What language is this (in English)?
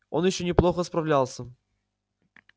Russian